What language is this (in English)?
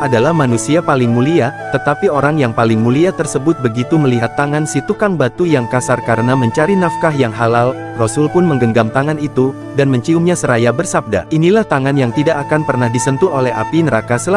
Indonesian